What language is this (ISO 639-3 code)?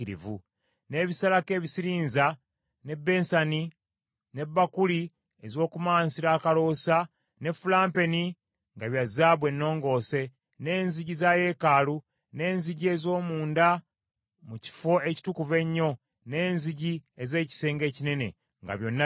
lug